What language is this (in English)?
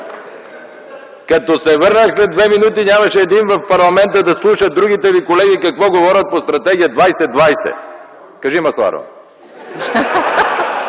Bulgarian